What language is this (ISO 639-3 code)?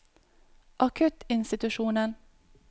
nor